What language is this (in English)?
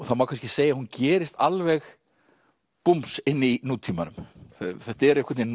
Icelandic